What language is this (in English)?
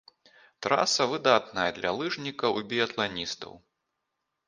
Belarusian